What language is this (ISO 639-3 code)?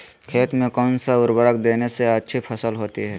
mag